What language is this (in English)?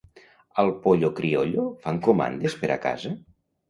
Catalan